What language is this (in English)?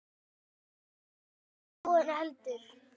Icelandic